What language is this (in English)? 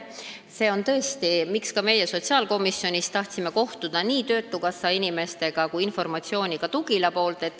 Estonian